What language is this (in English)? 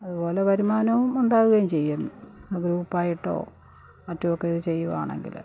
Malayalam